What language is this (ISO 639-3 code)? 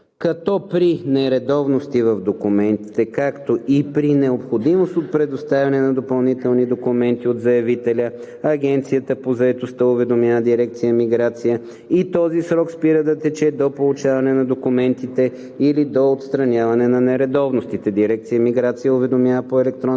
bul